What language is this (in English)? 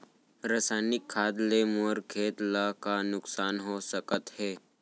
Chhattisgarhi